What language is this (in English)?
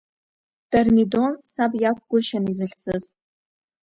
Abkhazian